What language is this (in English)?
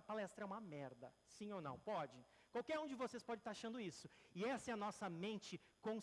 Portuguese